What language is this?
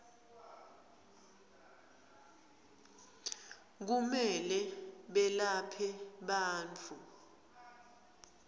Swati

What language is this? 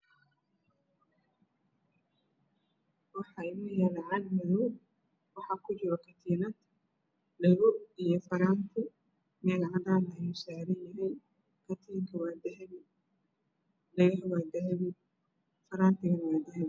Somali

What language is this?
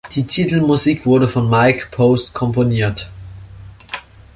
German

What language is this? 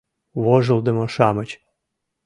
Mari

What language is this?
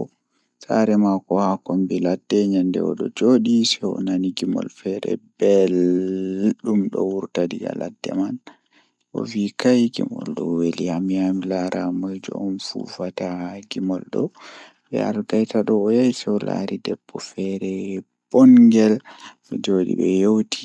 Fula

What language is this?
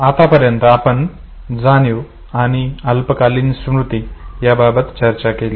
Marathi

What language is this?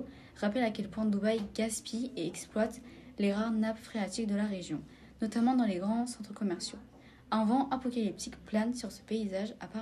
French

